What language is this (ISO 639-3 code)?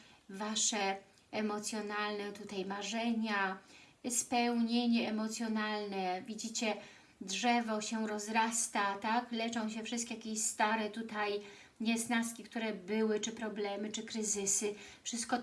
pol